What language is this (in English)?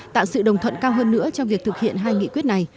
Vietnamese